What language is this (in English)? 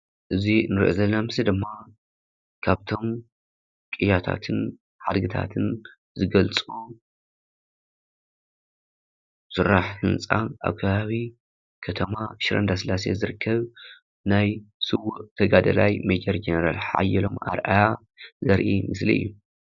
Tigrinya